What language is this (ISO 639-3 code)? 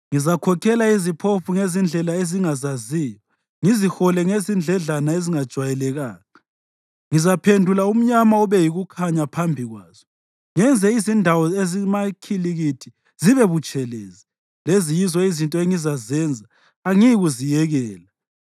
nde